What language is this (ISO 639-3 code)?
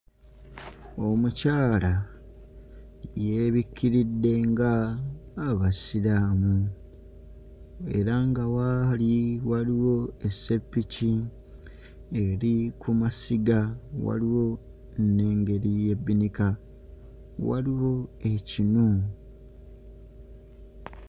lug